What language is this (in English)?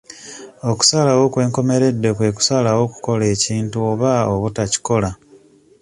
Ganda